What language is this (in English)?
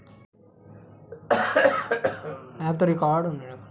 Maithili